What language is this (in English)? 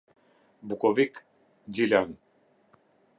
Albanian